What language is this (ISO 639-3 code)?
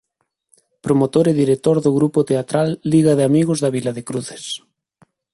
glg